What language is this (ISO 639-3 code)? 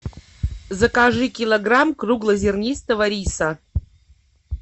rus